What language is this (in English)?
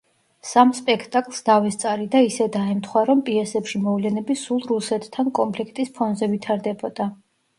Georgian